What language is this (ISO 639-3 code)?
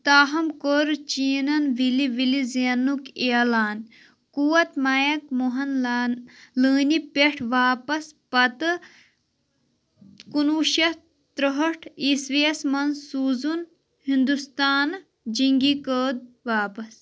kas